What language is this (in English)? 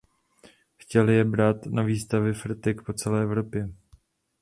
Czech